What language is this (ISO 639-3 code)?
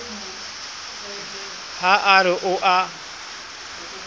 sot